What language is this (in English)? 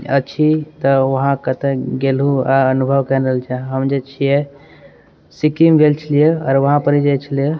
Maithili